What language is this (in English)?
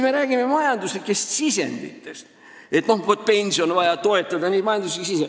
Estonian